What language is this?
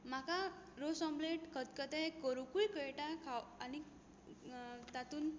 Konkani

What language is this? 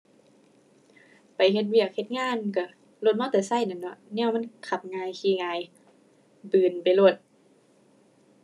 Thai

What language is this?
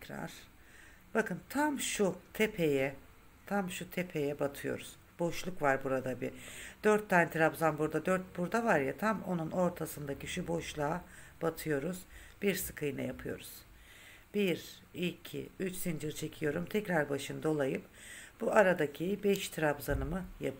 Turkish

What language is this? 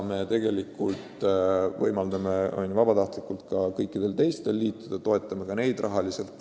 Estonian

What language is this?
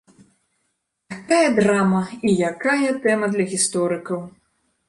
Belarusian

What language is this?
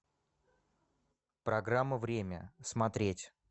Russian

